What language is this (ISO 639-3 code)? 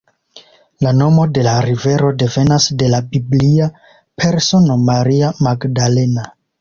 epo